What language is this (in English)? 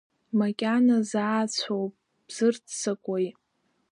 Abkhazian